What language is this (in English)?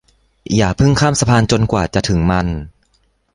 Thai